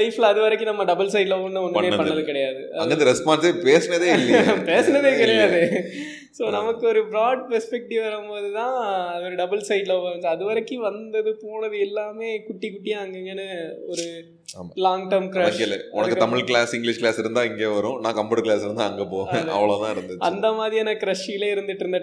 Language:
Tamil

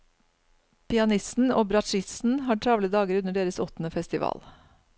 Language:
Norwegian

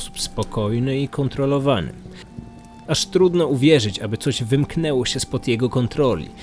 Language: Polish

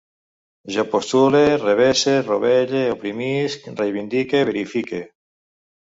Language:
Catalan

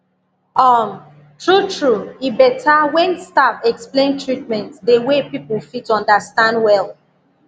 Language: Nigerian Pidgin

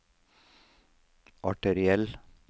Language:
Norwegian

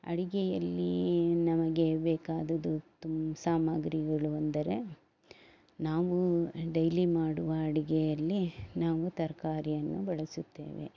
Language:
Kannada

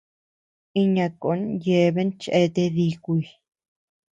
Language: Tepeuxila Cuicatec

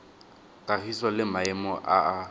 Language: Tswana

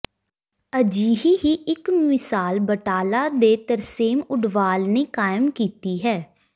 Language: Punjabi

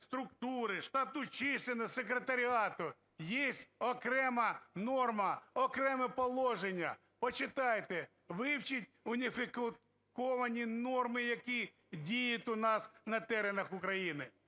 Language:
Ukrainian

